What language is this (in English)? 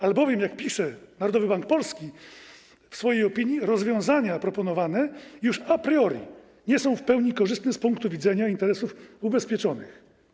Polish